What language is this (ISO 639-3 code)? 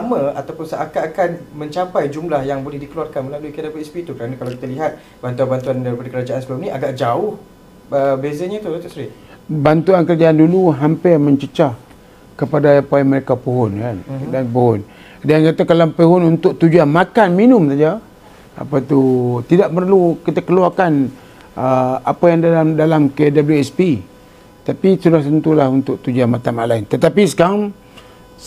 msa